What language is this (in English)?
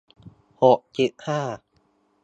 Thai